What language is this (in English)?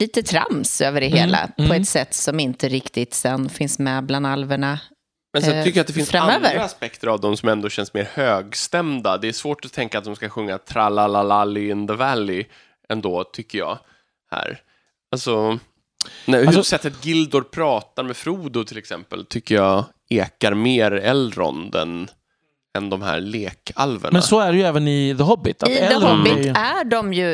Swedish